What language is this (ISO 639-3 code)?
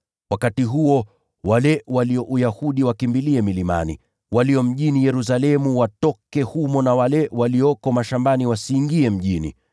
swa